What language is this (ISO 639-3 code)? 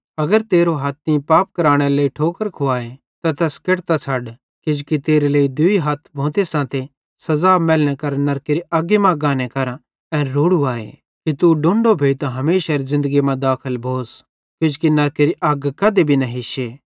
bhd